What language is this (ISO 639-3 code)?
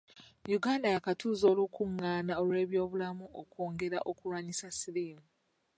lug